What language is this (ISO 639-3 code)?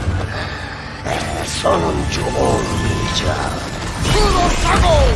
tur